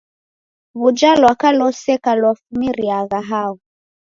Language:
Taita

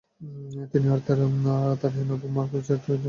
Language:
Bangla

